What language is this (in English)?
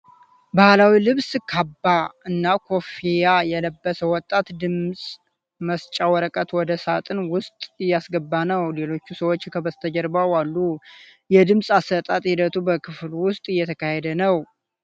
Amharic